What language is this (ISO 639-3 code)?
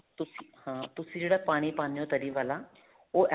pan